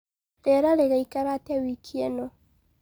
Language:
Kikuyu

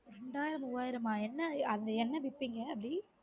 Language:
Tamil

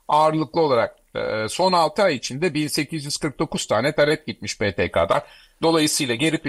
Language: Turkish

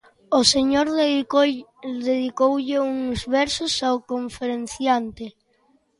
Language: Galician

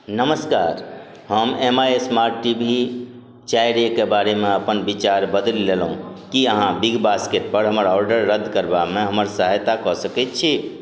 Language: Maithili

